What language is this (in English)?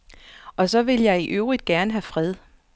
Danish